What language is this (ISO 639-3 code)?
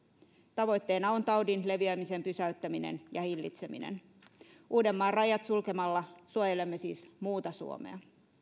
fin